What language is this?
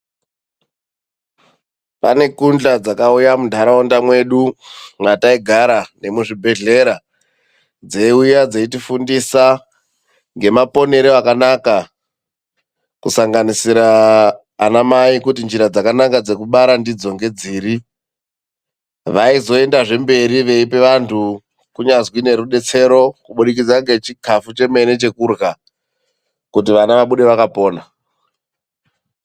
Ndau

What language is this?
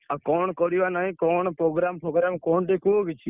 Odia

